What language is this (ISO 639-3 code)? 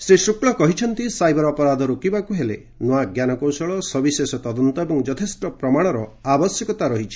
ori